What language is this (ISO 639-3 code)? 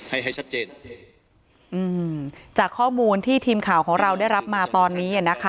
tha